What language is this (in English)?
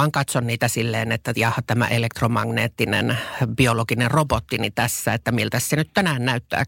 Finnish